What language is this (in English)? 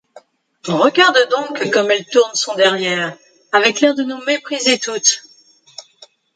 French